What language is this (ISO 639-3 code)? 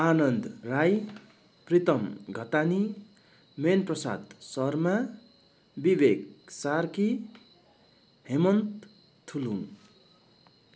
nep